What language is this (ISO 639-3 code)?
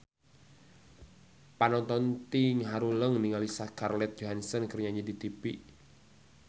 sun